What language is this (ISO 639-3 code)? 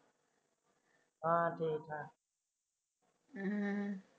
pan